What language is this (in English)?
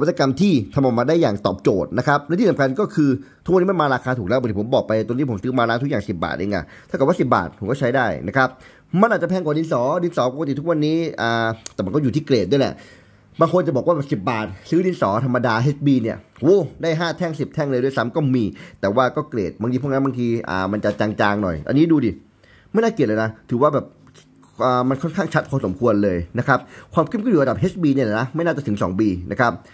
Thai